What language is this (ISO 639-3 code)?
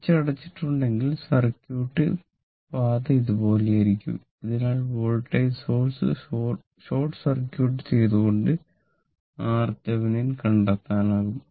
mal